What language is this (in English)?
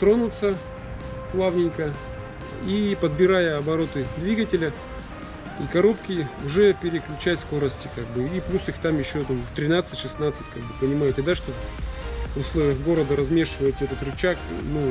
Russian